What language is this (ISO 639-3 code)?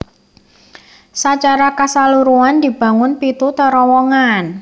jav